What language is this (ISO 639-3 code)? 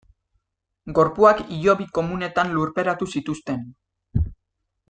eus